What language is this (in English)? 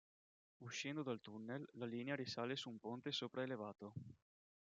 Italian